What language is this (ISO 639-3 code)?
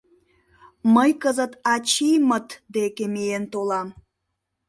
chm